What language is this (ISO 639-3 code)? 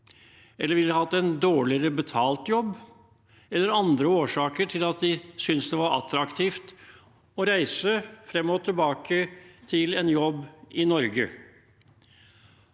nor